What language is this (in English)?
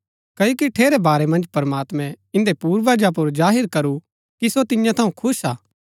Gaddi